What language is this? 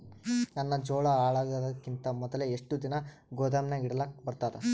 Kannada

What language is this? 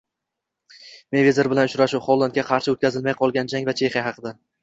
Uzbek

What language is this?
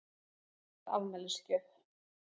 Icelandic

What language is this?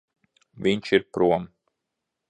Latvian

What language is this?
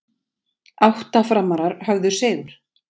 Icelandic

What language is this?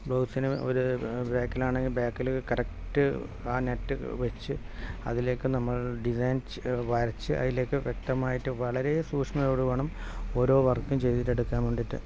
Malayalam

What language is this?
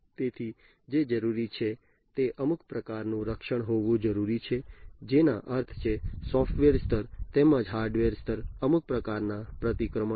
Gujarati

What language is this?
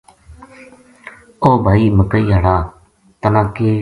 Gujari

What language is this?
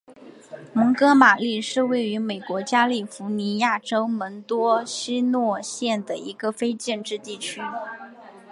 Chinese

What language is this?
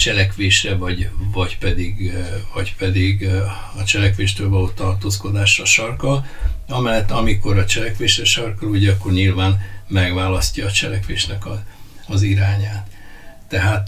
Hungarian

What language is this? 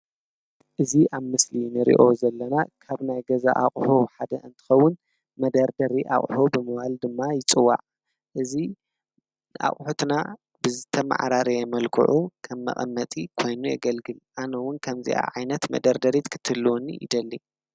Tigrinya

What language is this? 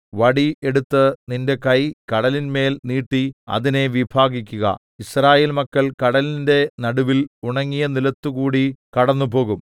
Malayalam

